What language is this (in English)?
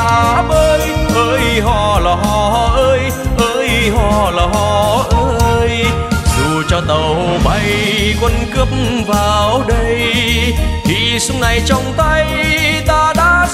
Vietnamese